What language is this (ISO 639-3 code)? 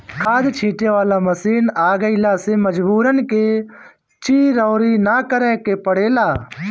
bho